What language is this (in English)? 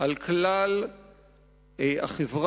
Hebrew